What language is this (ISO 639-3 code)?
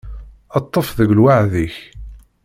kab